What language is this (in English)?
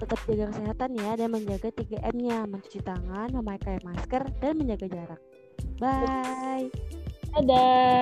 Indonesian